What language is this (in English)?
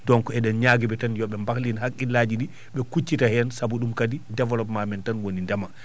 Fula